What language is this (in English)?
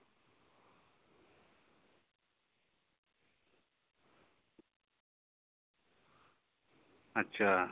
Santali